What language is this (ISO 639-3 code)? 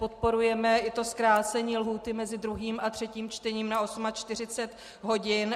ces